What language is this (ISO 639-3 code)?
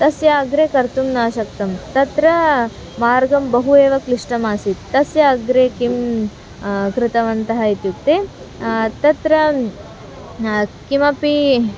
san